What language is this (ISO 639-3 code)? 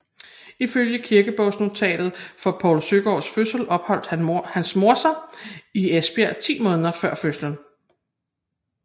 dan